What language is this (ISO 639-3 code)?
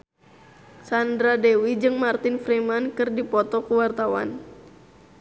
sun